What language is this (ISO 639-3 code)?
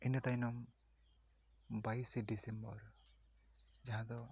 sat